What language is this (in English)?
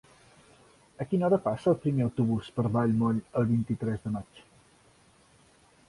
Catalan